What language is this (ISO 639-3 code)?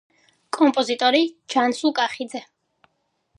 kat